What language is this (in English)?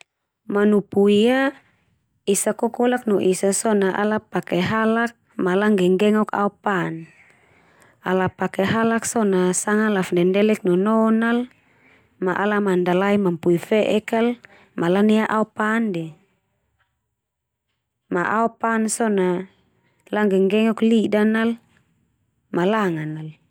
Termanu